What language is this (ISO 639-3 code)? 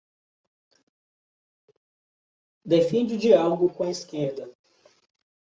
por